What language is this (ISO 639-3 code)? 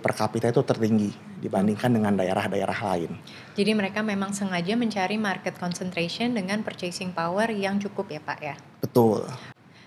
ind